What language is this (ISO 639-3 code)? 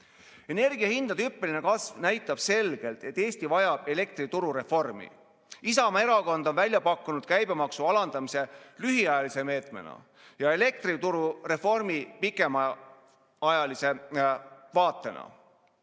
est